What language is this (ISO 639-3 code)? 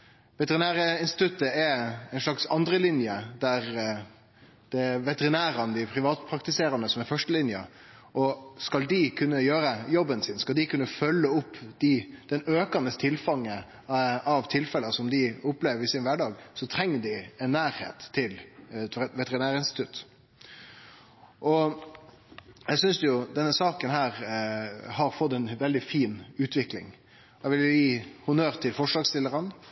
nno